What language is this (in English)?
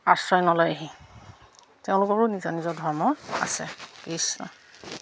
Assamese